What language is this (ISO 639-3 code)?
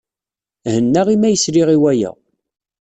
kab